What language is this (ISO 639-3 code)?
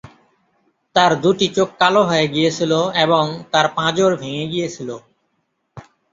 ben